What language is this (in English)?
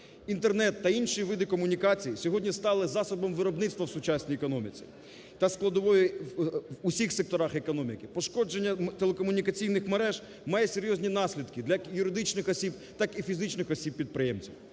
Ukrainian